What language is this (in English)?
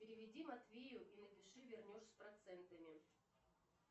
Russian